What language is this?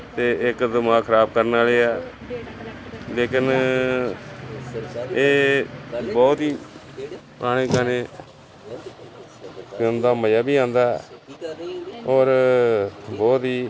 Punjabi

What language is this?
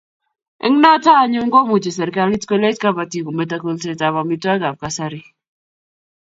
Kalenjin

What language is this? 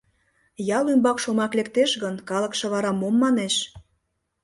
Mari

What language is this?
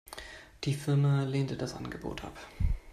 German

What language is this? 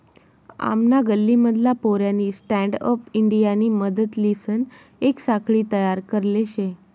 Marathi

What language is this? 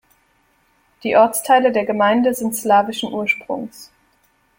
German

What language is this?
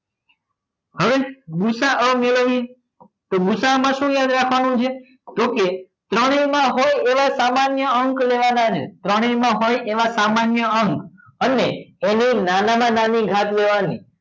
Gujarati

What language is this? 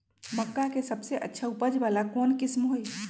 Magahi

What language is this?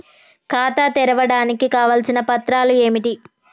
Telugu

